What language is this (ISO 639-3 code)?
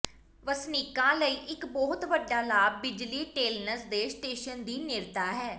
pan